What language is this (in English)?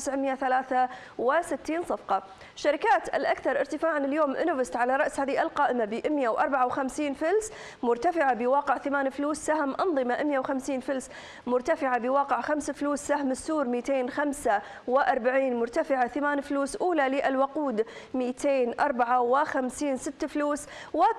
Arabic